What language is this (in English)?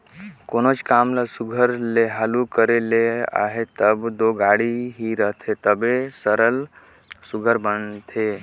Chhattisgarhi